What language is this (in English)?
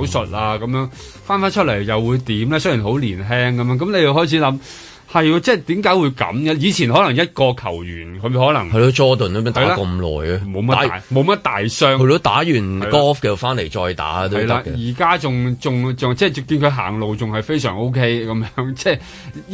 Chinese